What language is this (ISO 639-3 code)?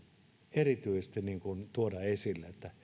fin